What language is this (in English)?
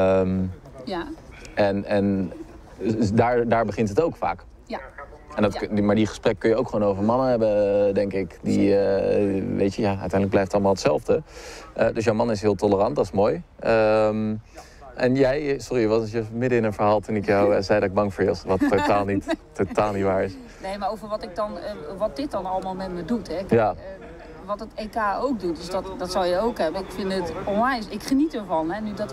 Dutch